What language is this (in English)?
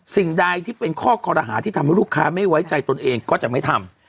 Thai